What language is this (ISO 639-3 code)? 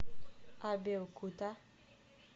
rus